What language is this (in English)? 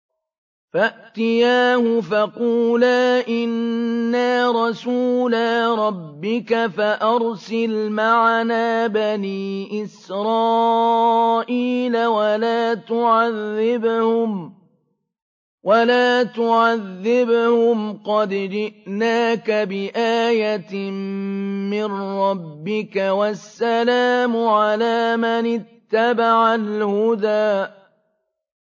Arabic